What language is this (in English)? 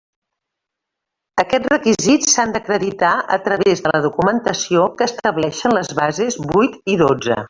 Catalan